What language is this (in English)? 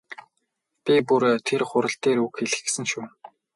Mongolian